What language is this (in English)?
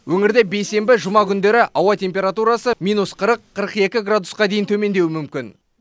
Kazakh